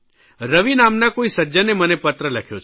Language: Gujarati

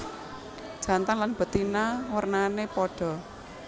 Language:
Javanese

